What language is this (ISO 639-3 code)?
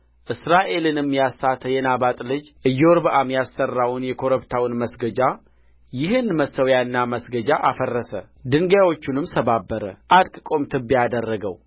amh